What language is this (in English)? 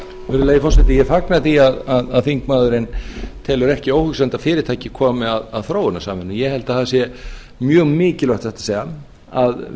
Icelandic